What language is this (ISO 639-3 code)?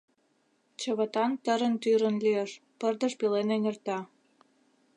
chm